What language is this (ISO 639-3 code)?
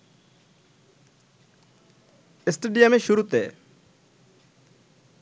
ben